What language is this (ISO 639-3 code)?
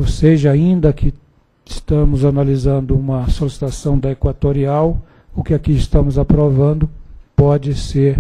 por